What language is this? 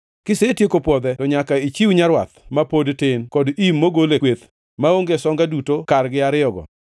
Luo (Kenya and Tanzania)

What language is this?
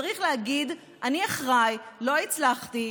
Hebrew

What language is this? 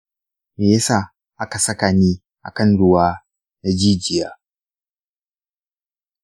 Hausa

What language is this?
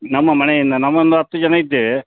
Kannada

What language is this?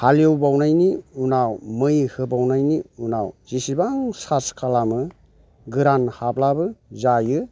Bodo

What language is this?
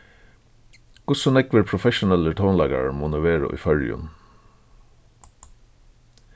Faroese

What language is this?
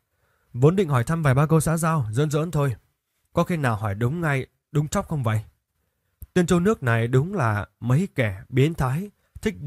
Vietnamese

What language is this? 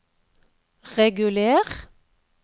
Norwegian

